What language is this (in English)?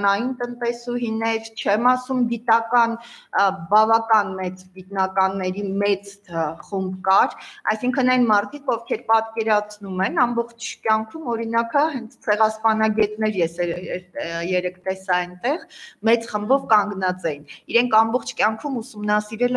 Romanian